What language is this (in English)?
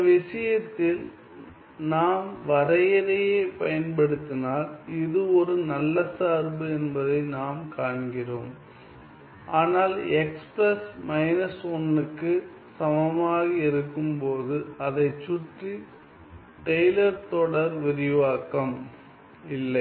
Tamil